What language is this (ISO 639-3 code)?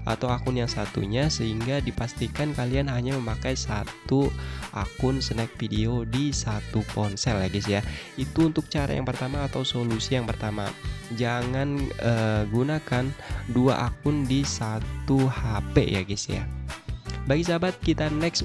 ind